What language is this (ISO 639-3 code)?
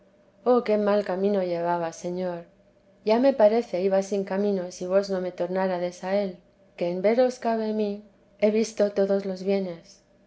spa